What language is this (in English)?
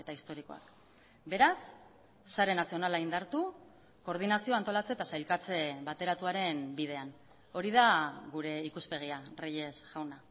Basque